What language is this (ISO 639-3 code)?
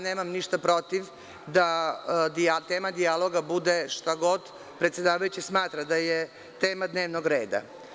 srp